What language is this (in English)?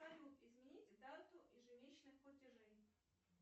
Russian